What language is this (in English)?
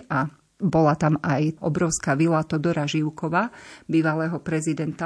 Slovak